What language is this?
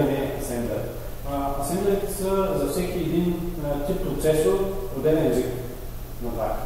Bulgarian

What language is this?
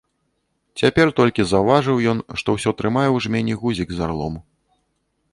Belarusian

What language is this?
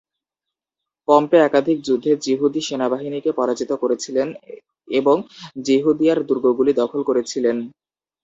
Bangla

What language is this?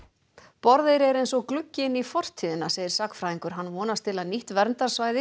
Icelandic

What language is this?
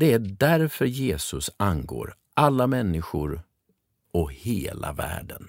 Swedish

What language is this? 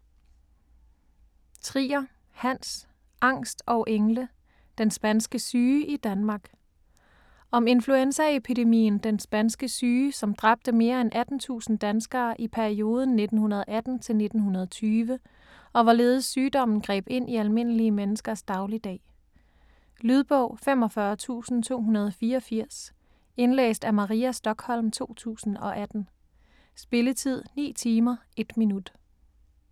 Danish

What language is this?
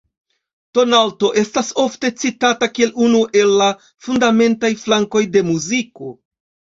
Esperanto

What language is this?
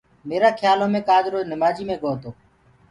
Gurgula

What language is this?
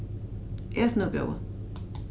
Faroese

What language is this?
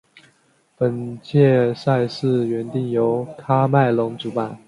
Chinese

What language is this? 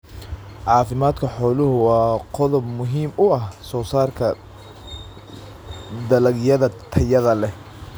Somali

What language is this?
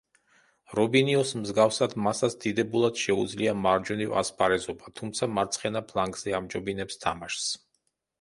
Georgian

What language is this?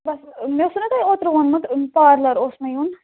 Kashmiri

